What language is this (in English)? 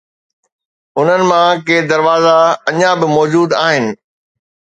Sindhi